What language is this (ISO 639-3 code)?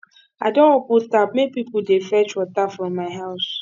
pcm